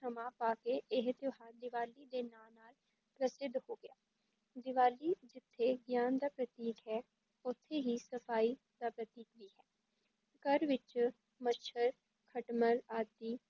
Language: Punjabi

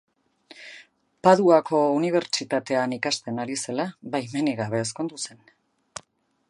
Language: Basque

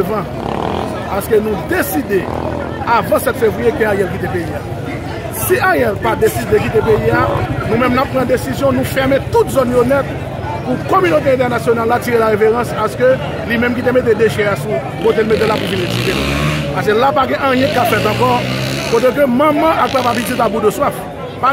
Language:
French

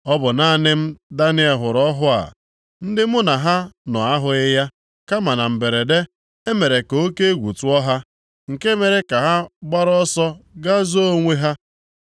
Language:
Igbo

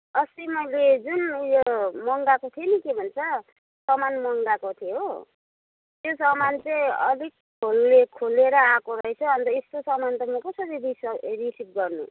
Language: Nepali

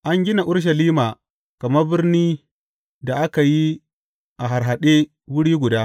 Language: Hausa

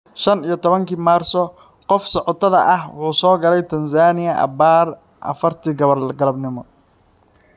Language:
Somali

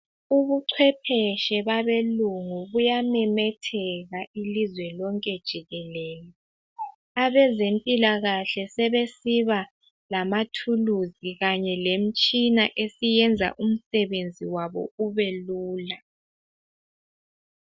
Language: North Ndebele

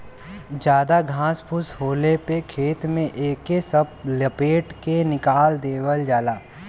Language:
Bhojpuri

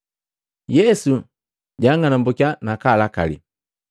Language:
Matengo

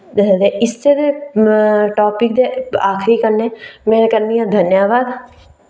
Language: Dogri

